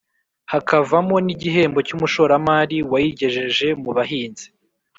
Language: Kinyarwanda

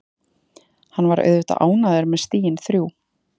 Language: Icelandic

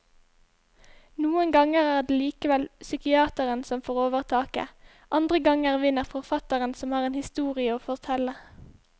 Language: Norwegian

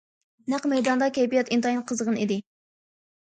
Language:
Uyghur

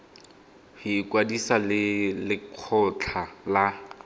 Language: Tswana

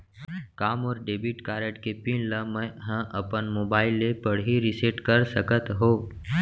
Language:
Chhattisgarhi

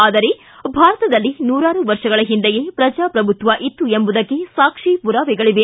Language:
Kannada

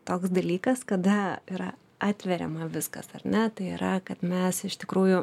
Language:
Lithuanian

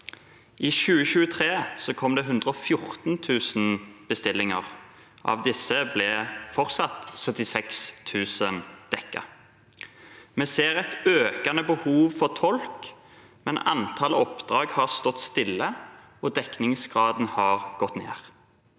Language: Norwegian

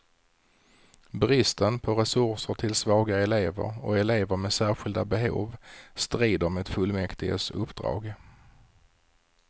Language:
Swedish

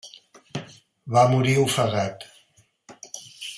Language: Catalan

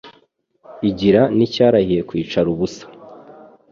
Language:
Kinyarwanda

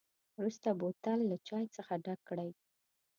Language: Pashto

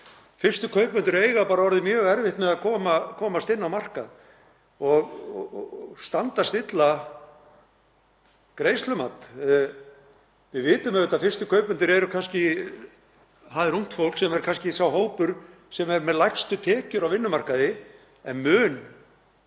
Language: Icelandic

